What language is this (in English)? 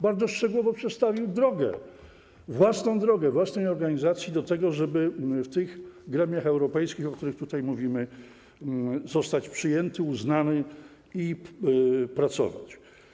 Polish